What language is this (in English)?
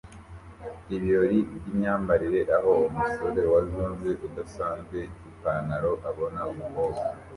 Kinyarwanda